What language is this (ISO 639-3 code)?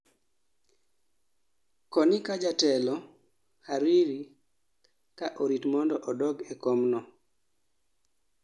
luo